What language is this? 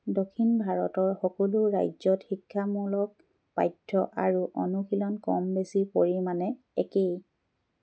Assamese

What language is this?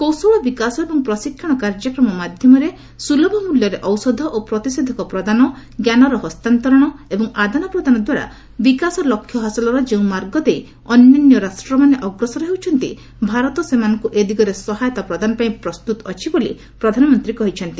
Odia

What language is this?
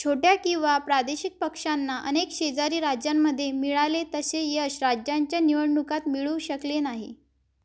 Marathi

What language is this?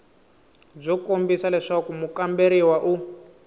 Tsonga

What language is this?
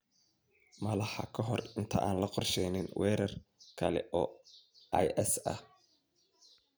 Somali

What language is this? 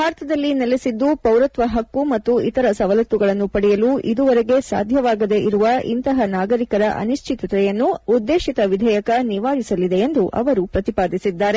Kannada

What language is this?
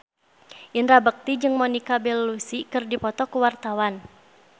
Sundanese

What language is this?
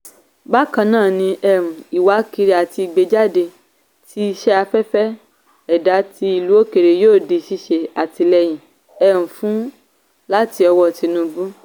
Yoruba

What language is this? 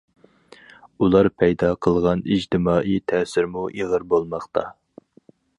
Uyghur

